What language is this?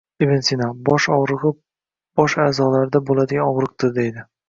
Uzbek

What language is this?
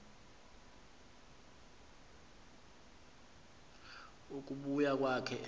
Xhosa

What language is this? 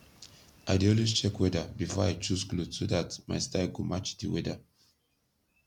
Nigerian Pidgin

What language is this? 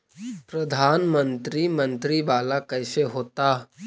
Magahi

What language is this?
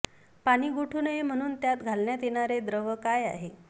Marathi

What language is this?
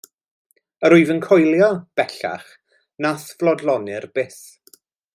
Welsh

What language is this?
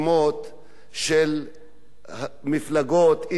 Hebrew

